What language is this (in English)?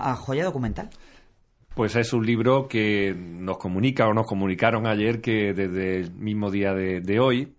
Spanish